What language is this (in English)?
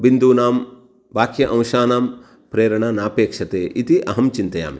Sanskrit